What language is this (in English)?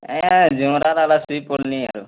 Odia